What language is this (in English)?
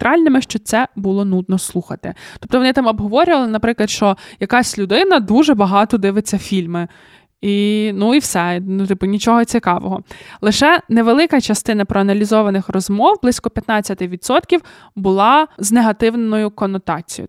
Ukrainian